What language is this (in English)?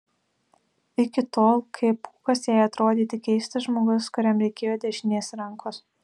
Lithuanian